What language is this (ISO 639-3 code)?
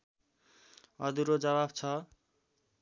nep